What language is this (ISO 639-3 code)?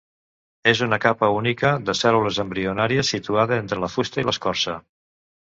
cat